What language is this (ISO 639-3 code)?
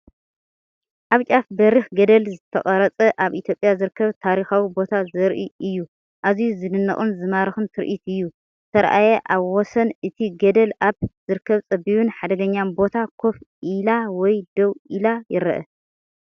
tir